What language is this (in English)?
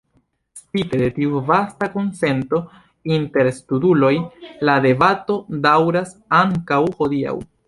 Esperanto